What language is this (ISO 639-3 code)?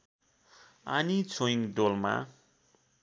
nep